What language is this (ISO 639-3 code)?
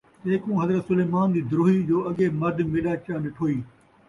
skr